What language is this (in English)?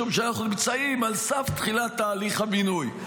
Hebrew